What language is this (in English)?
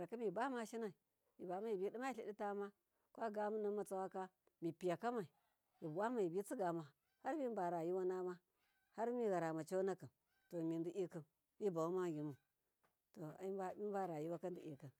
Miya